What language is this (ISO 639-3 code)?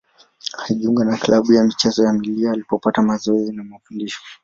swa